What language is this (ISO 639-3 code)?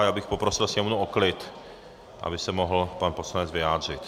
ces